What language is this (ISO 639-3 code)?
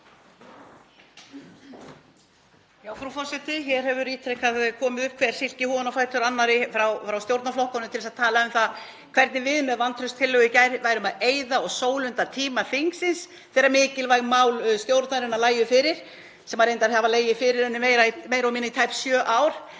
isl